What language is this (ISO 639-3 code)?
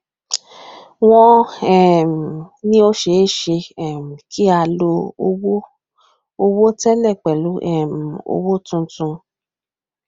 yor